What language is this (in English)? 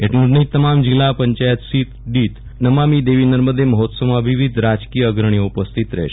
Gujarati